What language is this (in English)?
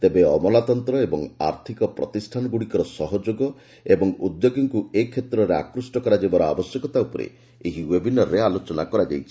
Odia